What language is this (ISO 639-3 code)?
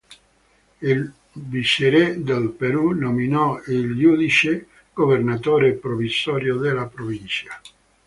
ita